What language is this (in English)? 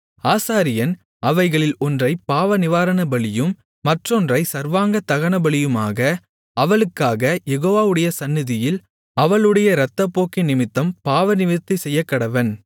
Tamil